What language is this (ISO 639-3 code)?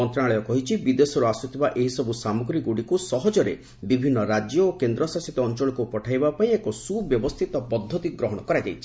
ori